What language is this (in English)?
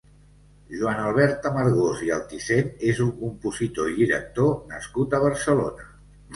Catalan